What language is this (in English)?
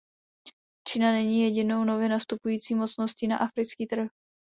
Czech